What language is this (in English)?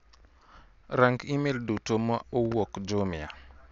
Luo (Kenya and Tanzania)